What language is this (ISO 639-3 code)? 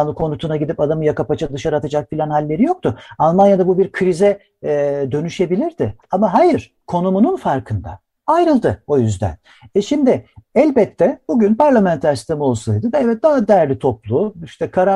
tur